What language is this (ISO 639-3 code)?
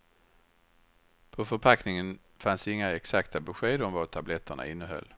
swe